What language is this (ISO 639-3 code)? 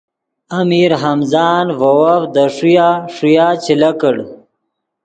ydg